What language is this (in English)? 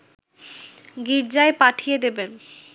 Bangla